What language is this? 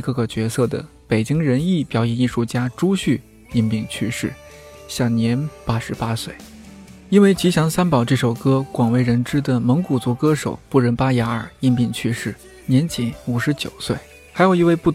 Chinese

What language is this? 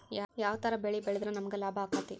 Kannada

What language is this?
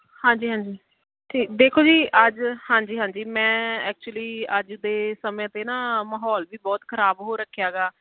Punjabi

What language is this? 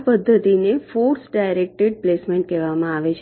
Gujarati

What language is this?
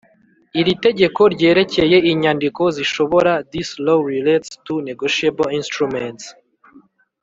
Kinyarwanda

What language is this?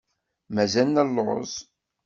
Kabyle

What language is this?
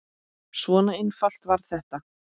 Icelandic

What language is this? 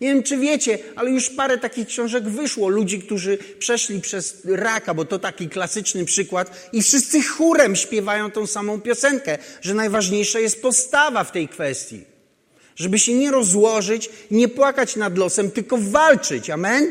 Polish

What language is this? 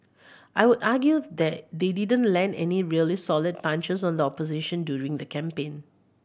English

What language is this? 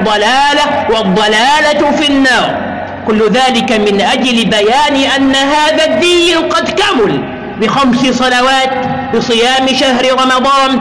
Arabic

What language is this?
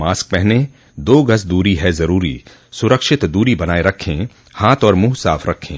Hindi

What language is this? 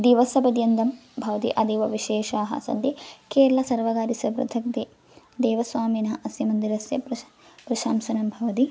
Sanskrit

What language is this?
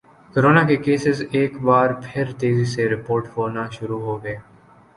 Urdu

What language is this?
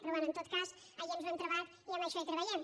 Catalan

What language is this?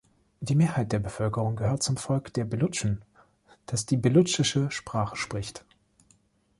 German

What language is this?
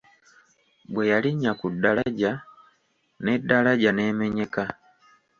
Ganda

